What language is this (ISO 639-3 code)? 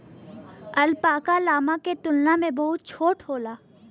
bho